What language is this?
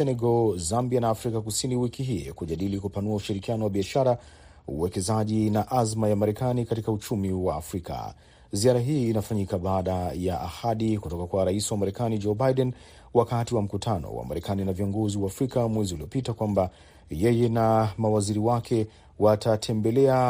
Swahili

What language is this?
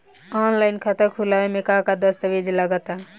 Bhojpuri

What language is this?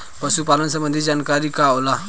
Bhojpuri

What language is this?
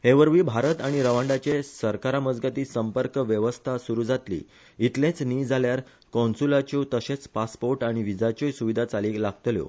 Konkani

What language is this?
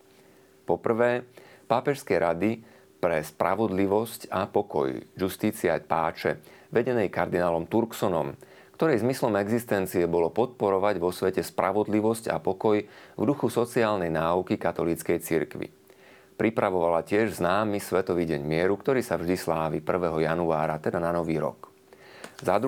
Slovak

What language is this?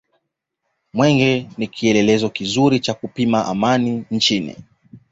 Swahili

